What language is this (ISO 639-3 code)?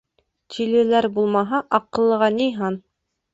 bak